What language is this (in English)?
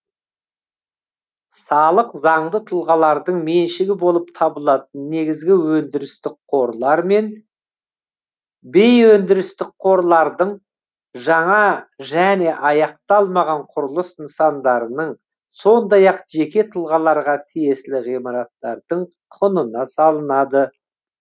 Kazakh